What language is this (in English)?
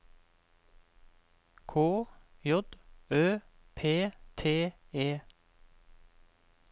Norwegian